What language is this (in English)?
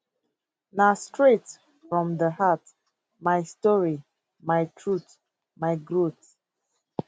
Nigerian Pidgin